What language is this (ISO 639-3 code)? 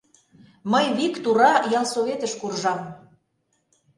chm